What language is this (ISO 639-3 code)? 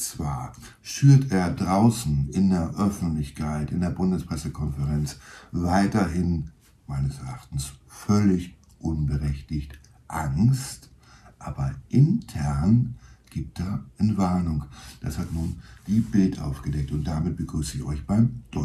deu